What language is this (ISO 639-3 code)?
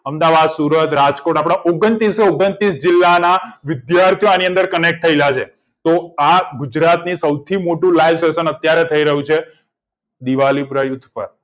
guj